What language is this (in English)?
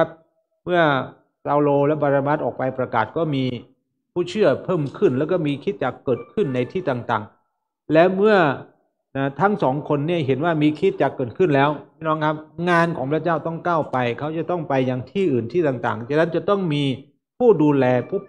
Thai